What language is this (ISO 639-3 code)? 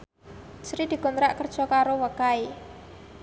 jav